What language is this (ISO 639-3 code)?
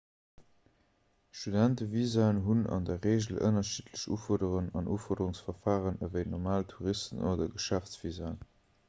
ltz